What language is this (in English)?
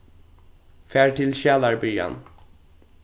Faroese